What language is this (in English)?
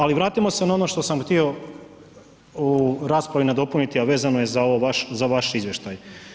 Croatian